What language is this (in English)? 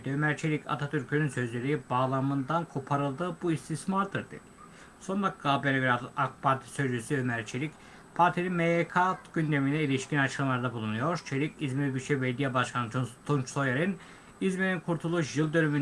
Turkish